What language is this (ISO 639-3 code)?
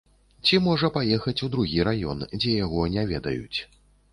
bel